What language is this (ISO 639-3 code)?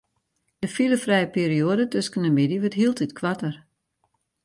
fry